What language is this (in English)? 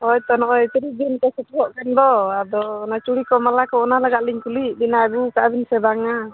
Santali